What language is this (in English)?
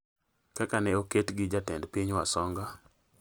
Luo (Kenya and Tanzania)